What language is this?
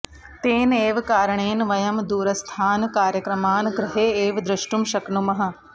Sanskrit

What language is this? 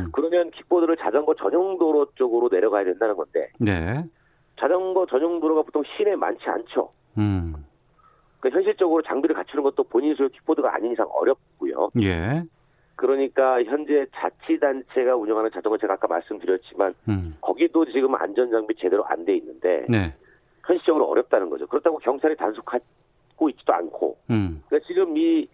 Korean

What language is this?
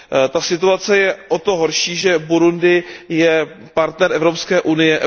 Czech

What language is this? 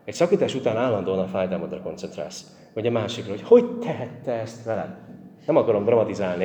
Hungarian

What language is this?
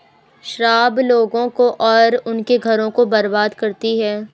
Hindi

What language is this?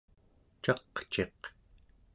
Central Yupik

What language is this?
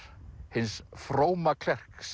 Icelandic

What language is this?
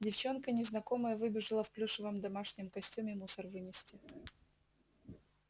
Russian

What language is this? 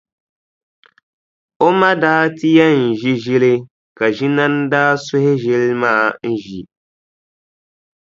Dagbani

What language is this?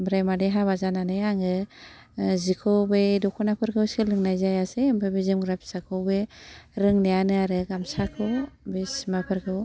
Bodo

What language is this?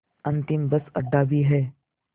Hindi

